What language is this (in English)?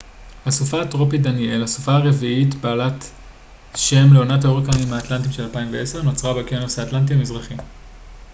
Hebrew